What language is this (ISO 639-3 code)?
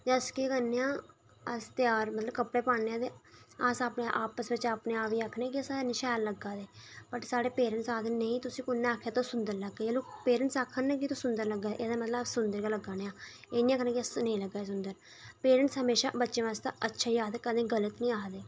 doi